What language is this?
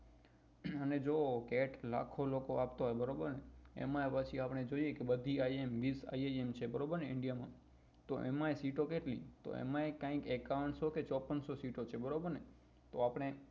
Gujarati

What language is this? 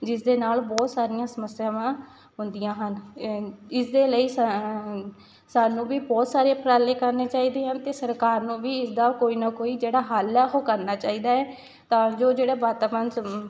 Punjabi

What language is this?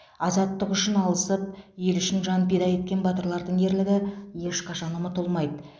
Kazakh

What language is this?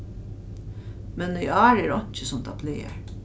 Faroese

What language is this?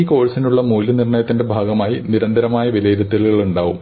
Malayalam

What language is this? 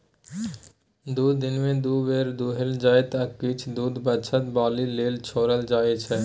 Maithili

